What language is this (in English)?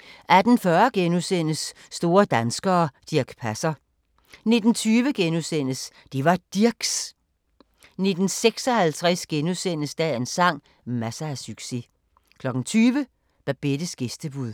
Danish